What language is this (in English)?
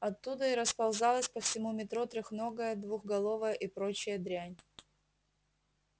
Russian